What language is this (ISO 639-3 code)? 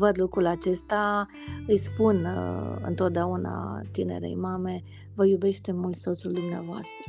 ron